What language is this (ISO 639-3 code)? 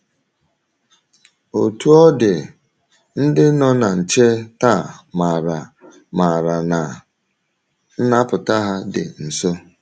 ibo